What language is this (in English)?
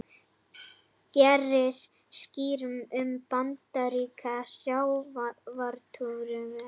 Icelandic